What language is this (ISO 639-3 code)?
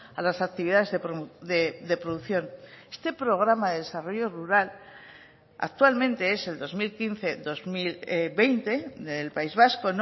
spa